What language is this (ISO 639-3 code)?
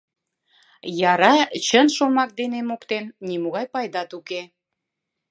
chm